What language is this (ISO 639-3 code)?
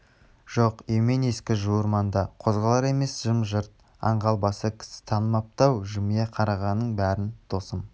kaz